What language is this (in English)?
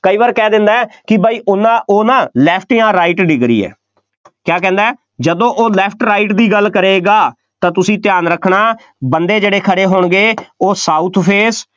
Punjabi